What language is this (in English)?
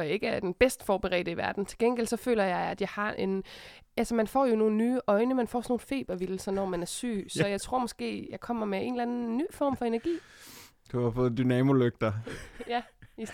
Danish